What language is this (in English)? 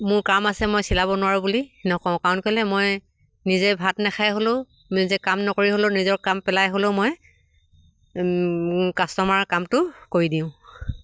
Assamese